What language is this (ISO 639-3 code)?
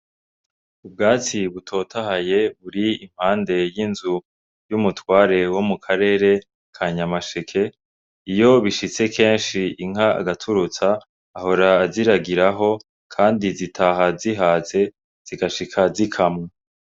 run